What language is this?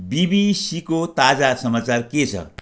Nepali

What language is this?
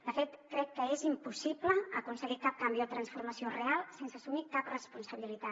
Catalan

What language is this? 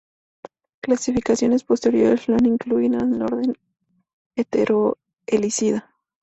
Spanish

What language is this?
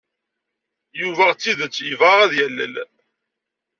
Kabyle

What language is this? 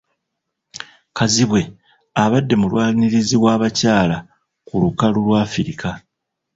Ganda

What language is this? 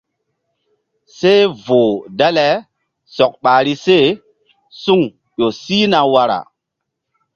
Mbum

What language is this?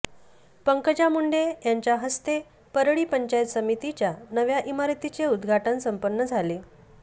Marathi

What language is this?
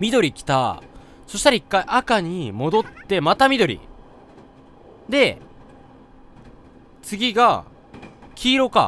Japanese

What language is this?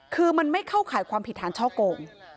Thai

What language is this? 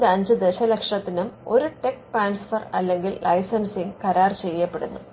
Malayalam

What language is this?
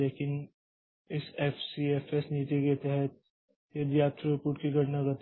Hindi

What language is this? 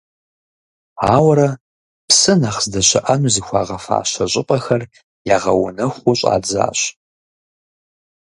Kabardian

